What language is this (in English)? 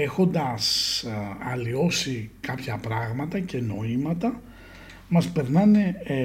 Greek